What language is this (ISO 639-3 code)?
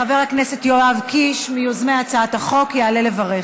heb